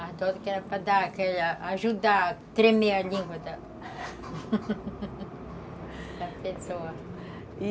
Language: Portuguese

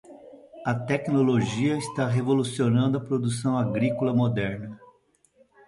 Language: Portuguese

